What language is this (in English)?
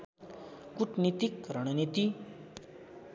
Nepali